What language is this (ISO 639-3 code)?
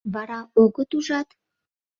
chm